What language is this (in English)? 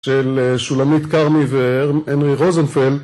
Hebrew